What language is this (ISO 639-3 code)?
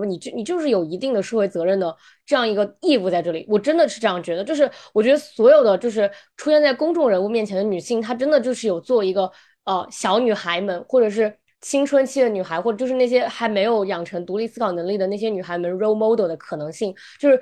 zho